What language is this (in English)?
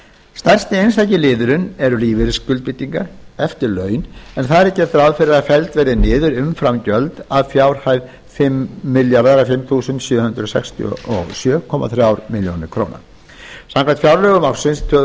Icelandic